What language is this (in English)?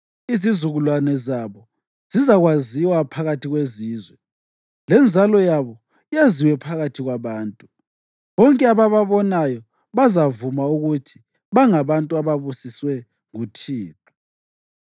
North Ndebele